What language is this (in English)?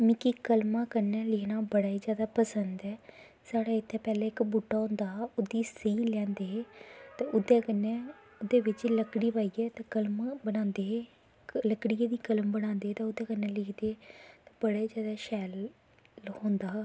Dogri